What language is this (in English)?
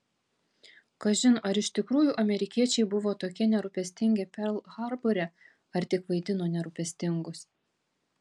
Lithuanian